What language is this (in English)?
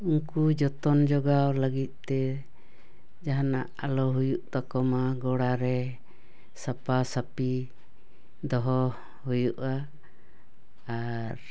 Santali